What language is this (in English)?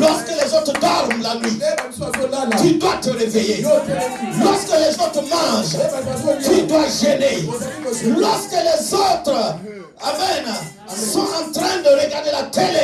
French